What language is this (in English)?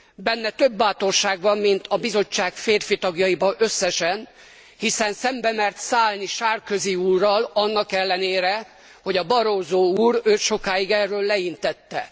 Hungarian